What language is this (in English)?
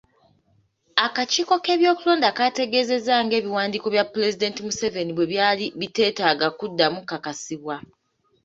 Ganda